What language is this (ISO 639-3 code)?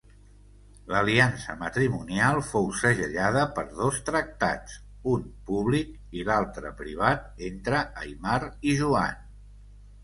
cat